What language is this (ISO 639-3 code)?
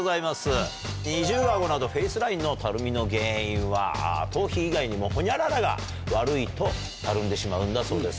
jpn